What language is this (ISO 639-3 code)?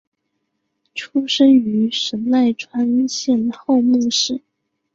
zho